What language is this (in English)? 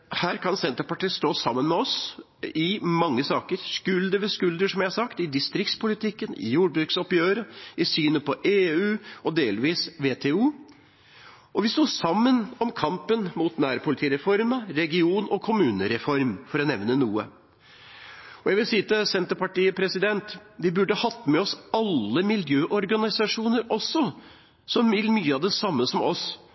Norwegian Bokmål